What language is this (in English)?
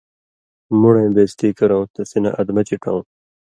Indus Kohistani